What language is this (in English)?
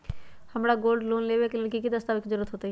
Magahi